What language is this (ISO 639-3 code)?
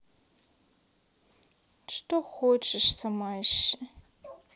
rus